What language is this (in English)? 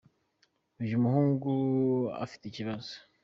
Kinyarwanda